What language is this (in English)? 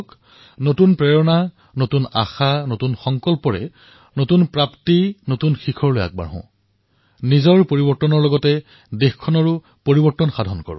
Assamese